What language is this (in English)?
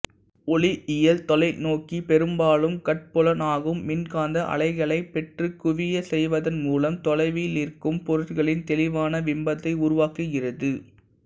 Tamil